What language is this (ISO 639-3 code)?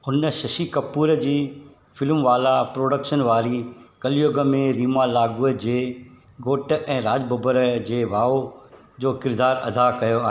snd